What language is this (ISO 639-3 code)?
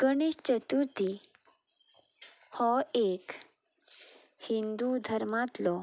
kok